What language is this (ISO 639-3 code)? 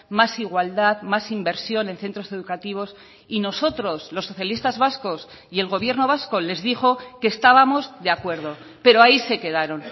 spa